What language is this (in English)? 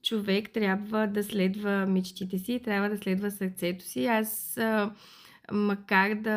Bulgarian